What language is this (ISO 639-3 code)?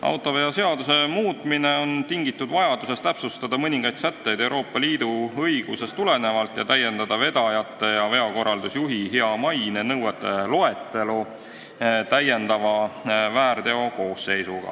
est